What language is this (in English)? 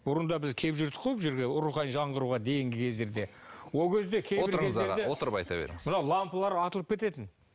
Kazakh